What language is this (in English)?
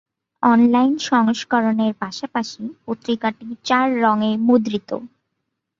Bangla